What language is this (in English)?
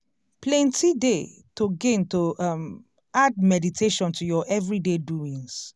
Nigerian Pidgin